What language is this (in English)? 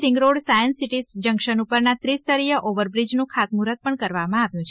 Gujarati